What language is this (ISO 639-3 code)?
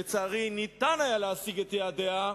heb